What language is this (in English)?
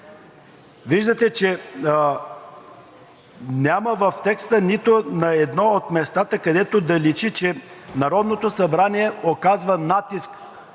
Bulgarian